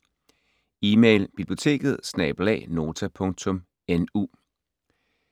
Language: Danish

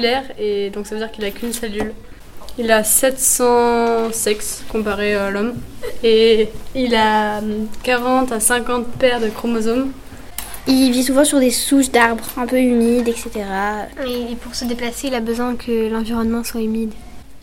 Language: French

